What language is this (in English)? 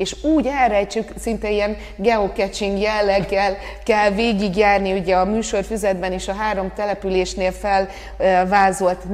Hungarian